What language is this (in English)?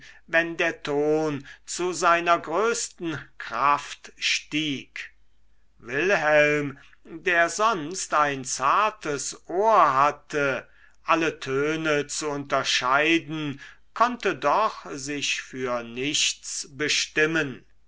German